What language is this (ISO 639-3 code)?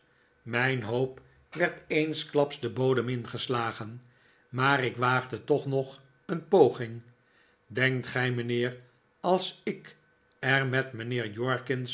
nld